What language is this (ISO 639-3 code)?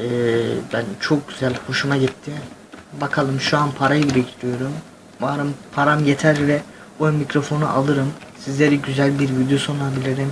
tur